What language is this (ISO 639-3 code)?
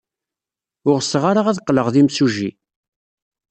kab